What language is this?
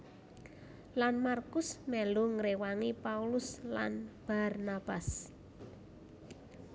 Javanese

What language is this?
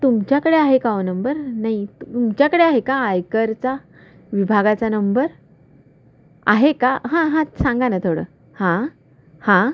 Marathi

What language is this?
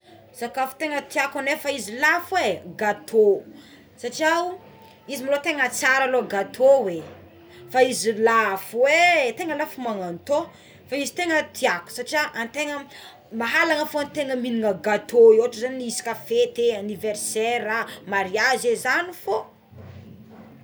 Tsimihety Malagasy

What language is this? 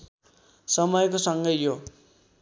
Nepali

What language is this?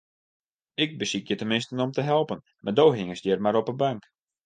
Western Frisian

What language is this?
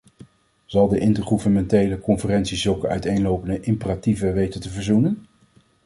Dutch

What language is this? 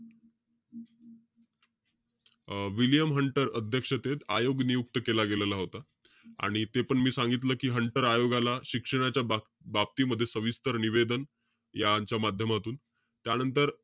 Marathi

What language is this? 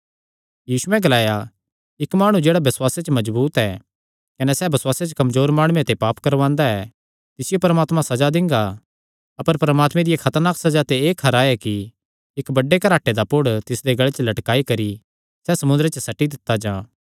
Kangri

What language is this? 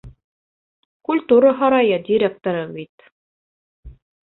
Bashkir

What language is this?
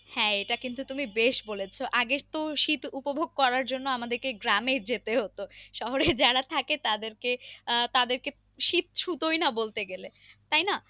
Bangla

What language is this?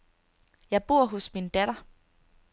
Danish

